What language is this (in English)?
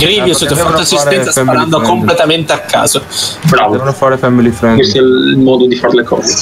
Italian